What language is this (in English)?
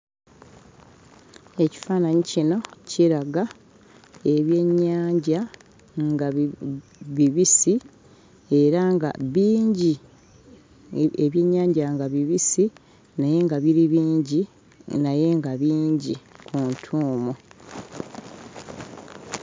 Ganda